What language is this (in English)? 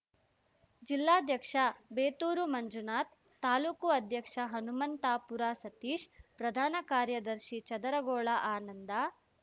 Kannada